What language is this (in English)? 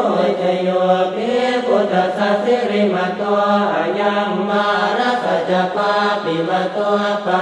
Thai